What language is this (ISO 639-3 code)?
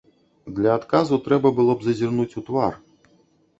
bel